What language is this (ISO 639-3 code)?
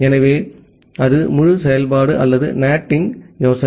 tam